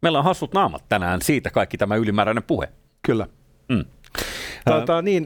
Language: Finnish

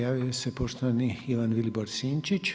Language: Croatian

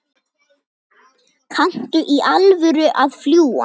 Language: Icelandic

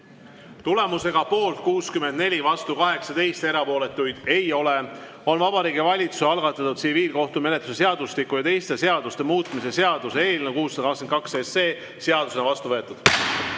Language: Estonian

